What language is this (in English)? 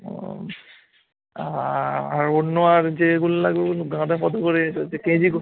Bangla